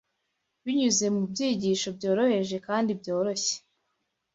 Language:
Kinyarwanda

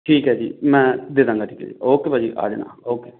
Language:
Punjabi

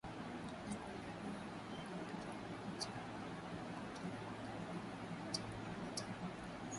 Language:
Swahili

